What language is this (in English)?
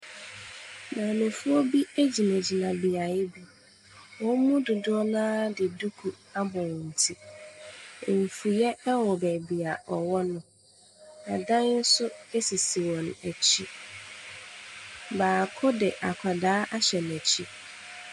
Akan